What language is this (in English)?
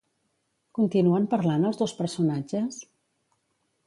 Catalan